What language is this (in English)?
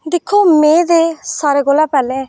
Dogri